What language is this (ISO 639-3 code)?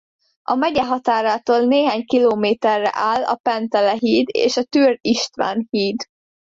hun